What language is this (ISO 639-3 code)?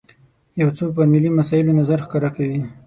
pus